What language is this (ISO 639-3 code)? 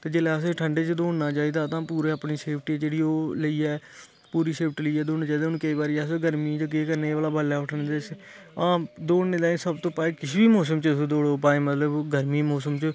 doi